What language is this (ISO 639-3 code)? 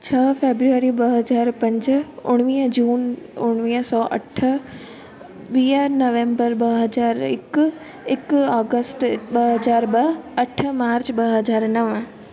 snd